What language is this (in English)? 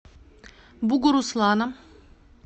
Russian